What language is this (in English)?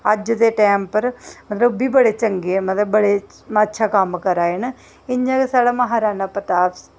Dogri